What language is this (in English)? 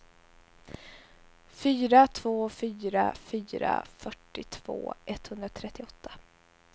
Swedish